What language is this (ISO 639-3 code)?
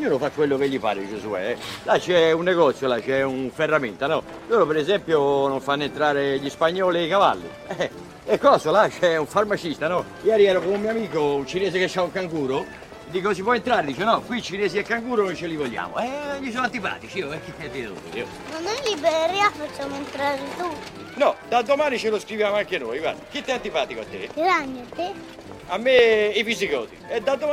ita